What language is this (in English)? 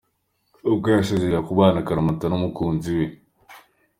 Kinyarwanda